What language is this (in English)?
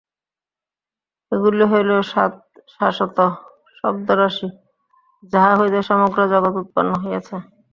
Bangla